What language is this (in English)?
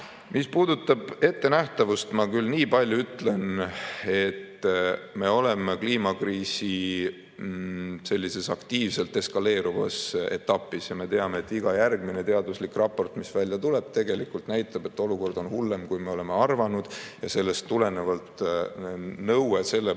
Estonian